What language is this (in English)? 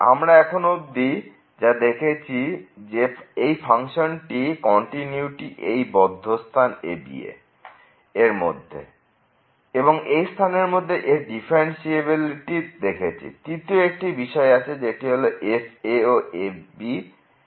Bangla